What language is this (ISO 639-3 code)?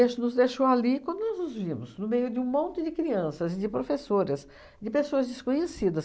por